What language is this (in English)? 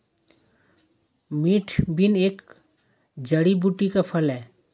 Hindi